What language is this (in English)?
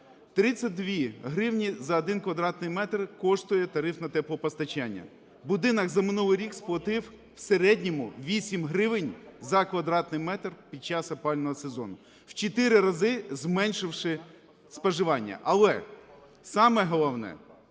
Ukrainian